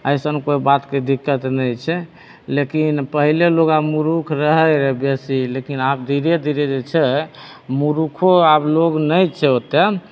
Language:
Maithili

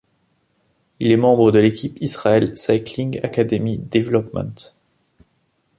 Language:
French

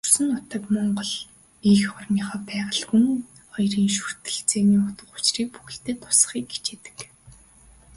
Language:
Mongolian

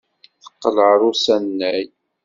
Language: Kabyle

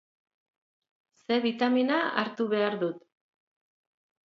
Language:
Basque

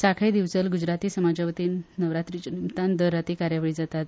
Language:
Konkani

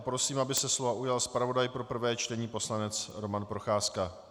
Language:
Czech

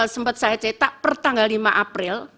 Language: Indonesian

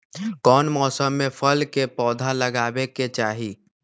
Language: Magahi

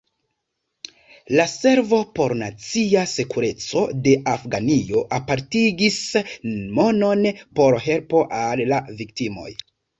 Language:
Esperanto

